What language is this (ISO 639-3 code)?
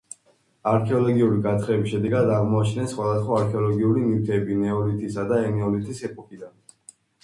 kat